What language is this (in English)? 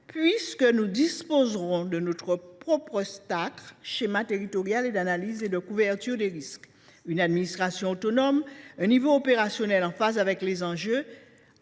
French